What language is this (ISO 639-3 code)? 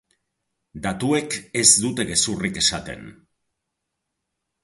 eus